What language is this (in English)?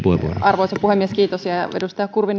Finnish